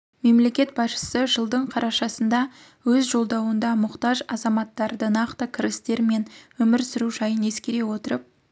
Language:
Kazakh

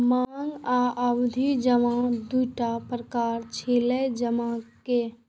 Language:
Maithili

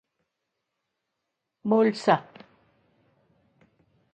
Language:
Swiss German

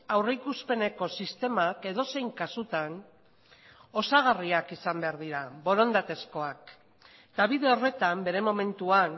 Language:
Basque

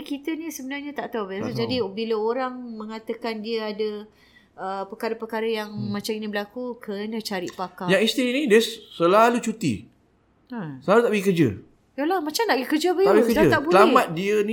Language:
Malay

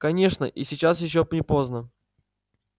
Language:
Russian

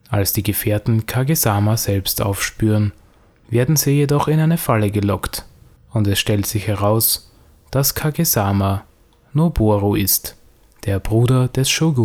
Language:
German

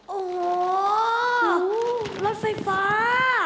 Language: Thai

